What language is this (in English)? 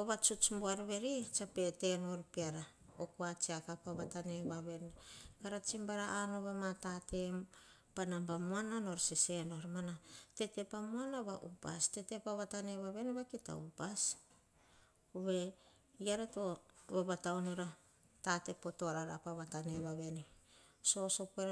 Hahon